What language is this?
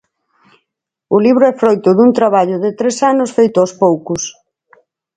Galician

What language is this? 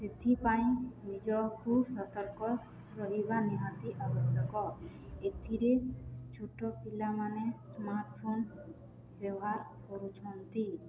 Odia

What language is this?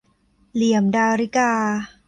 Thai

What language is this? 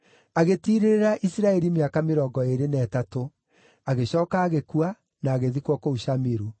Kikuyu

